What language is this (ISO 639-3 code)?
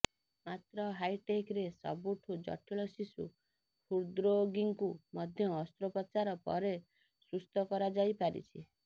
ori